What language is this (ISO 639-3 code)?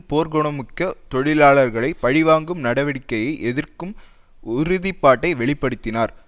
tam